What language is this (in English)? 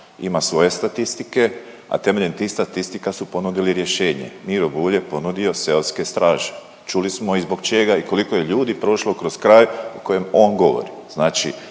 Croatian